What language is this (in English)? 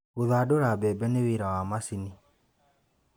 Kikuyu